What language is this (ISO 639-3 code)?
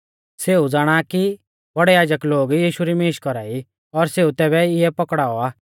bfz